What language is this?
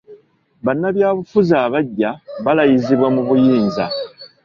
Ganda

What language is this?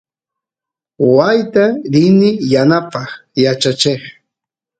Santiago del Estero Quichua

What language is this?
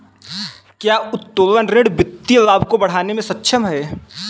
Hindi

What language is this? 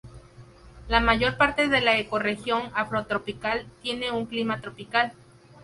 Spanish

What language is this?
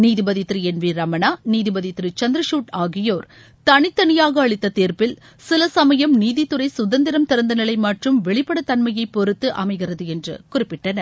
Tamil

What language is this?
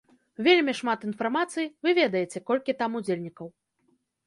Belarusian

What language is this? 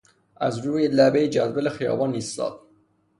Persian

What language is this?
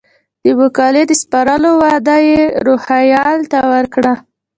Pashto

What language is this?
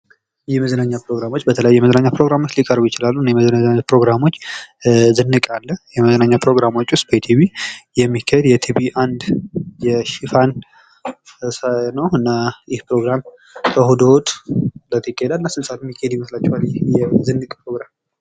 Amharic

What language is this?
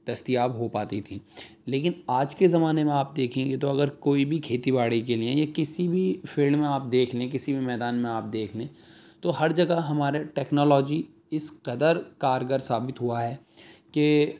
Urdu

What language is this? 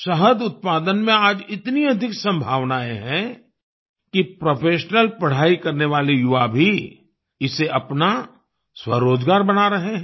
Hindi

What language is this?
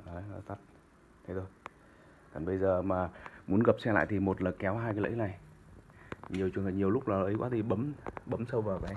Vietnamese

